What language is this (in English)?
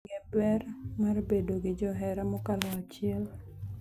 Luo (Kenya and Tanzania)